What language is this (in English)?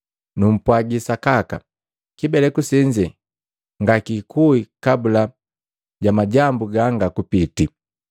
Matengo